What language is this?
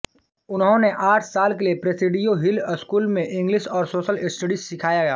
Hindi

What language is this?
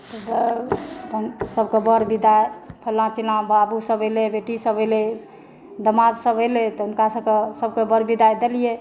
Maithili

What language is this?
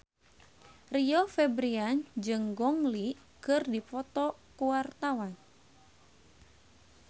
Sundanese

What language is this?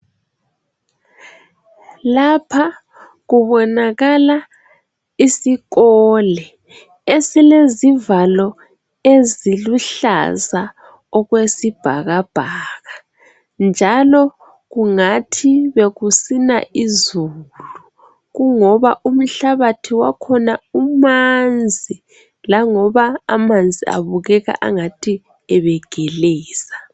North Ndebele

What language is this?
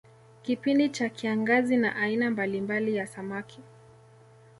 Swahili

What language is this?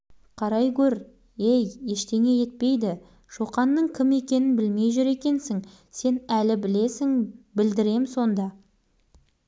Kazakh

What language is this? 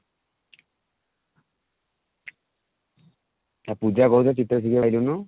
Odia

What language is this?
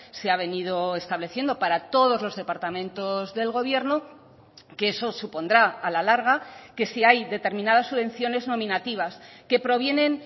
Spanish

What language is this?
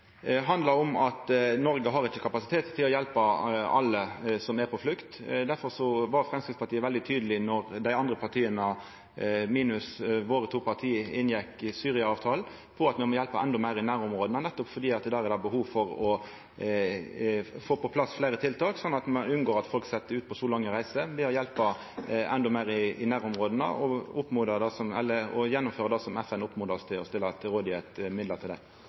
Norwegian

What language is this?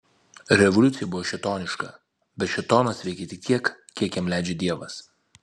Lithuanian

